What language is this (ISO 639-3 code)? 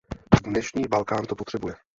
ces